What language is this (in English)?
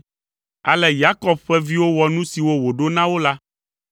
Ewe